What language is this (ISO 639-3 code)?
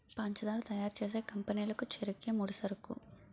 tel